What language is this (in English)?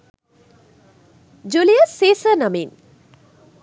Sinhala